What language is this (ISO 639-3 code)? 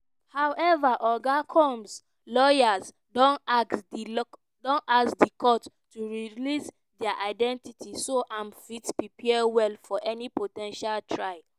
pcm